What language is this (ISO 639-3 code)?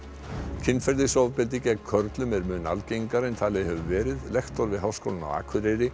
isl